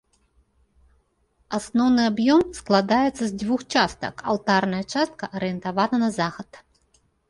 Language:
Belarusian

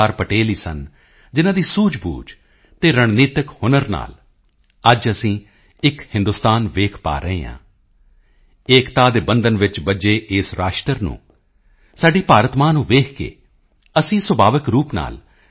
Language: Punjabi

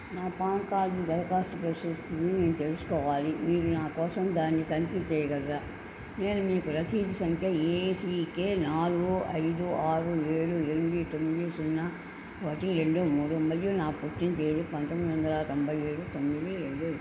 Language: Telugu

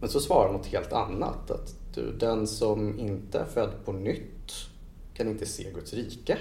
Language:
Swedish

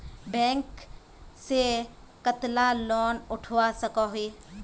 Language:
Magahi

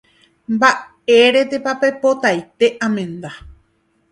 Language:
Guarani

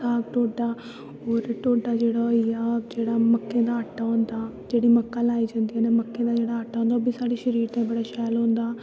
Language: Dogri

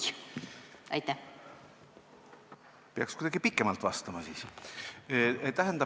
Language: Estonian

